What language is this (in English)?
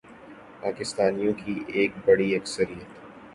Urdu